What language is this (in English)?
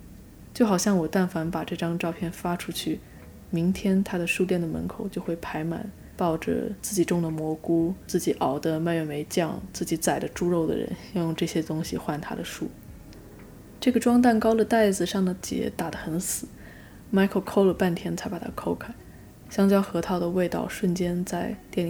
Chinese